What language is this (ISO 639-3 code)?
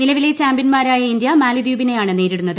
mal